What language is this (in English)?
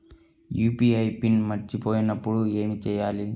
Telugu